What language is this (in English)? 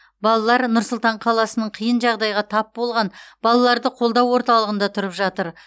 Kazakh